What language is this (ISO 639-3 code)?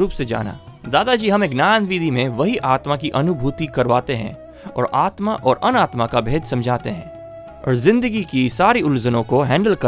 hin